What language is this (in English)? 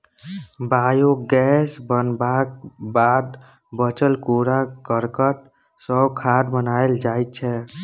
Maithili